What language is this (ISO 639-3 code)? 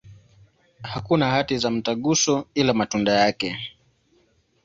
swa